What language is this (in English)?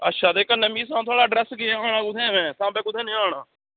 Dogri